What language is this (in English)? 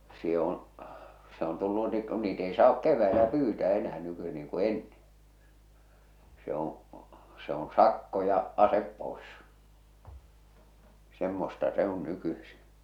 Finnish